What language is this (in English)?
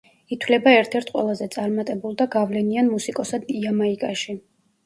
Georgian